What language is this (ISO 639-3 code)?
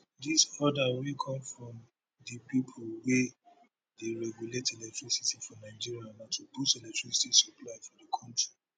pcm